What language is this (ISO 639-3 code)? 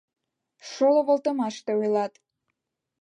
chm